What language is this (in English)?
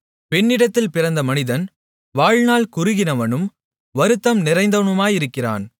Tamil